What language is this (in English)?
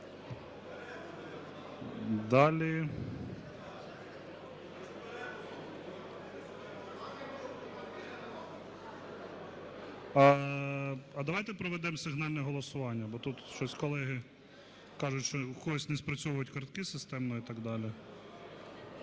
Ukrainian